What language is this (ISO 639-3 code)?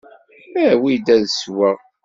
kab